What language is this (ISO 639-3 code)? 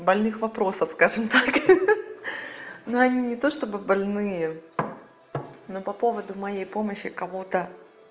rus